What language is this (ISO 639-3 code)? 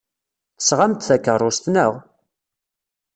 kab